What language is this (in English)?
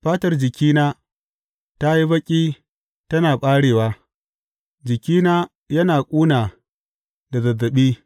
Hausa